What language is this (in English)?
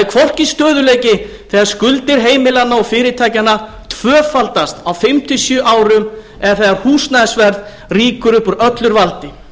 Icelandic